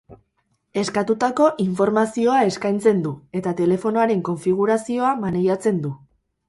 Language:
Basque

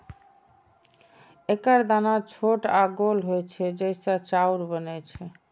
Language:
Maithili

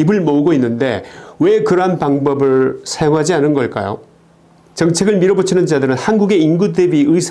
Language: Korean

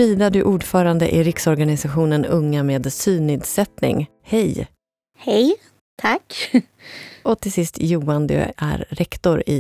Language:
Swedish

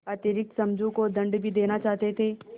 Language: Hindi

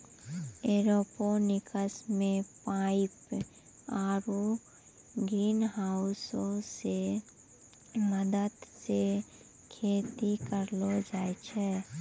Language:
Maithili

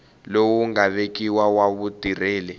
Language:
Tsonga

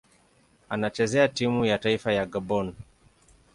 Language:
Swahili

